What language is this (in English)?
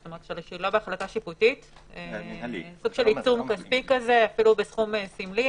Hebrew